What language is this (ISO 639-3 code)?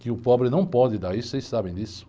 por